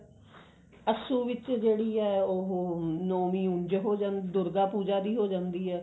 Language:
Punjabi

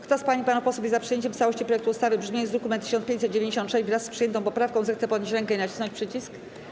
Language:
Polish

